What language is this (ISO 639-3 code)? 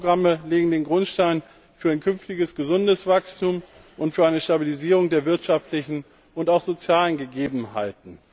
deu